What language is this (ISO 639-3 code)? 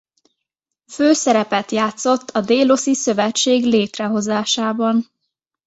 hun